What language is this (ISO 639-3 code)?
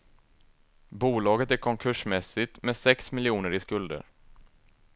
swe